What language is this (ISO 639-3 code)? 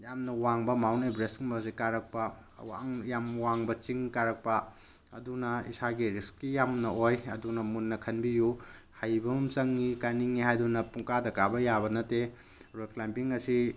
mni